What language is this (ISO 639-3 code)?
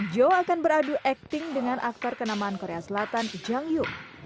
ind